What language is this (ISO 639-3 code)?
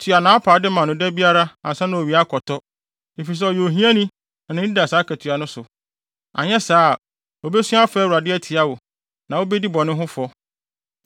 aka